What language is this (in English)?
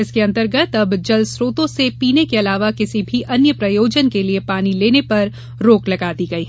Hindi